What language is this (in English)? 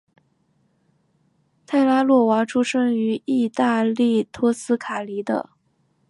Chinese